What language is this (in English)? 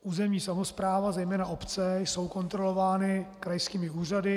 Czech